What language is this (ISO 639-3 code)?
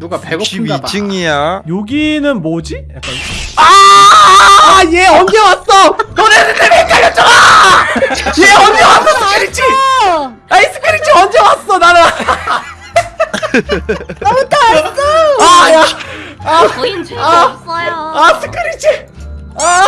kor